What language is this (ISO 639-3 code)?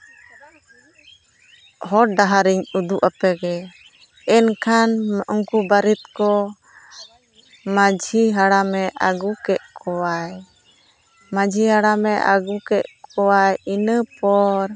sat